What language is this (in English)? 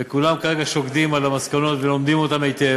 Hebrew